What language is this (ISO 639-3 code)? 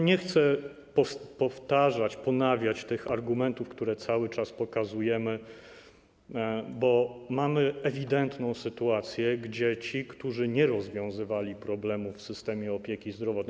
pol